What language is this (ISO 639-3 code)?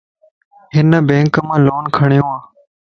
lss